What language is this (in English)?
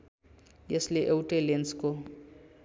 Nepali